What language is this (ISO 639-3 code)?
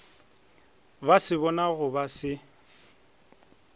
nso